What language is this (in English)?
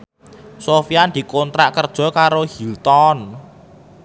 Javanese